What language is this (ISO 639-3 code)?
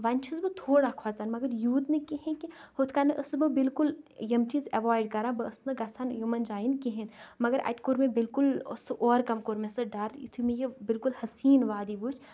kas